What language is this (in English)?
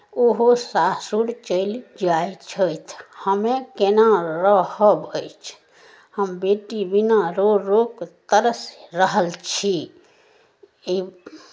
Maithili